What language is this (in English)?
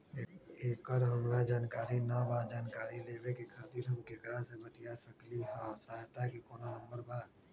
Magahi